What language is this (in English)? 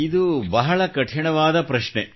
Kannada